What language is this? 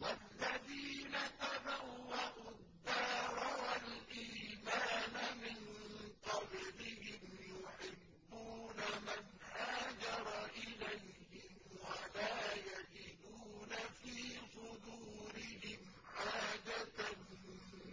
Arabic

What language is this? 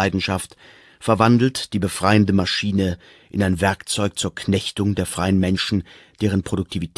German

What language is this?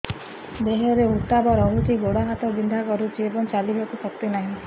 Odia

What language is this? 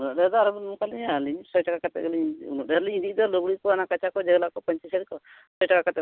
Santali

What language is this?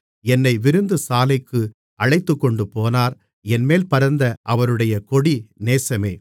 Tamil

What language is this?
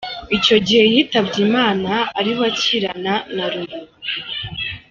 Kinyarwanda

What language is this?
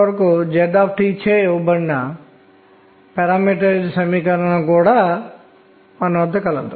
Telugu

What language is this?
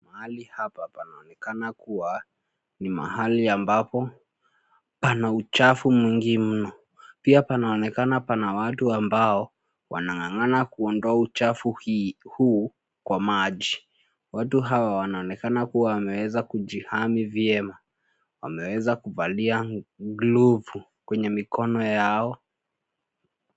Swahili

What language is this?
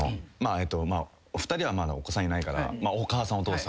Japanese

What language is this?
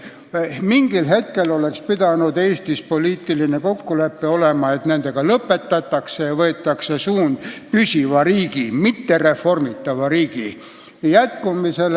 Estonian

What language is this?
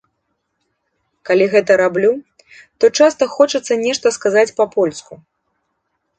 Belarusian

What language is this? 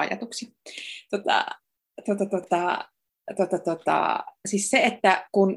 Finnish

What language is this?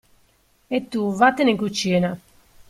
Italian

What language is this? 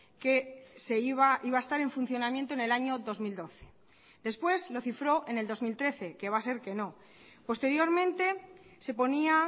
Spanish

